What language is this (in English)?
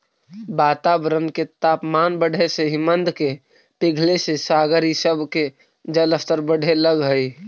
Magahi